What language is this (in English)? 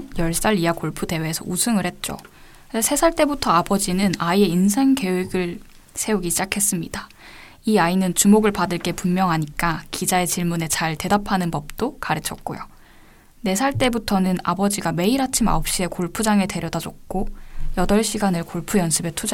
Korean